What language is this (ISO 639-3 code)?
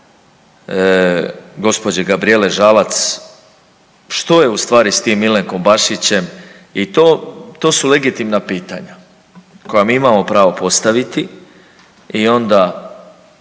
hrv